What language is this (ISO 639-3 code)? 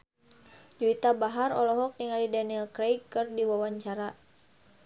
sun